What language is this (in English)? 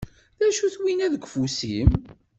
Kabyle